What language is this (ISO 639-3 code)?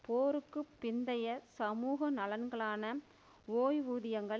tam